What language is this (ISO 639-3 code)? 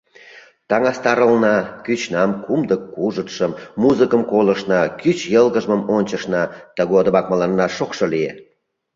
chm